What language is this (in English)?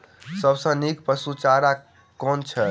Maithili